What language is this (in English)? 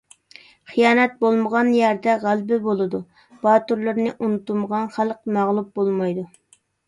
Uyghur